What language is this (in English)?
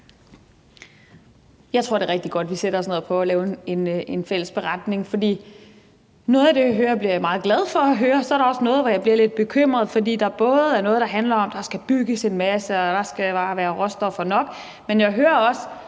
Danish